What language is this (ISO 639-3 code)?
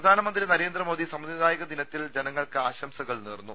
mal